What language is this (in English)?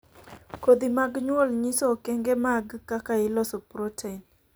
Luo (Kenya and Tanzania)